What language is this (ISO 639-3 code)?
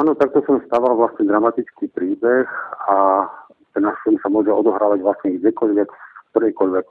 slk